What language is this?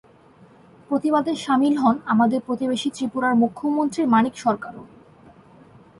Bangla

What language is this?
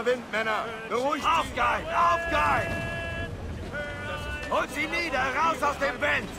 German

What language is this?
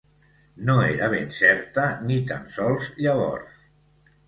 Catalan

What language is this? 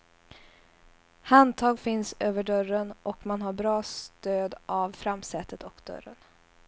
Swedish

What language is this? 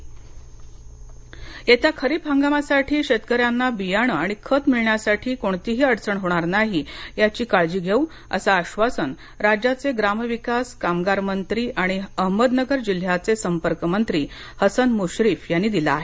Marathi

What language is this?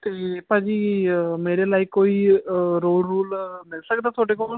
Punjabi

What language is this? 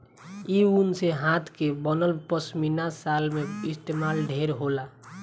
Bhojpuri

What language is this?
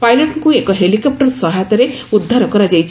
Odia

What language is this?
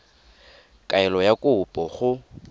Tswana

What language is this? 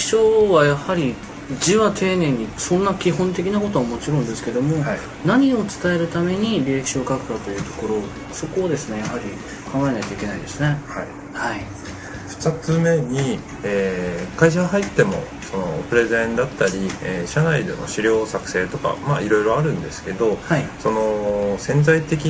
Japanese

